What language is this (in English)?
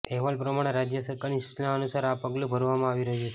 Gujarati